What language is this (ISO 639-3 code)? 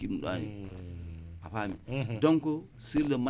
wol